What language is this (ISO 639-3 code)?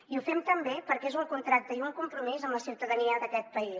cat